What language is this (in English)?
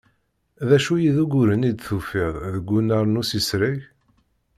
Kabyle